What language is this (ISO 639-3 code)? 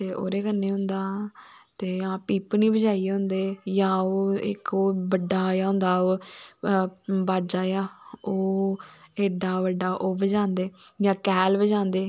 doi